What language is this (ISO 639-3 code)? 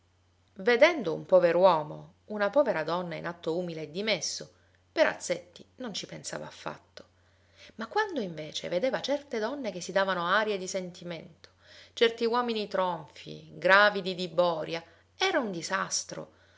ita